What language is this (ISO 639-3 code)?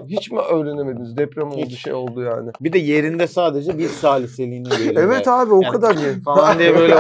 tur